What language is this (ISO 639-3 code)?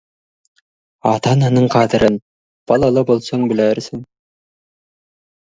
kaz